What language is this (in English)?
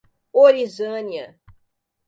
Portuguese